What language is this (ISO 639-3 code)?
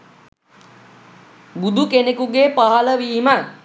sin